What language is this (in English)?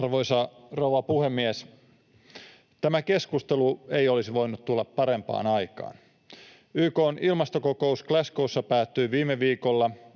Finnish